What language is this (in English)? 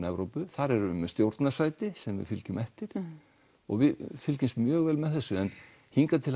Icelandic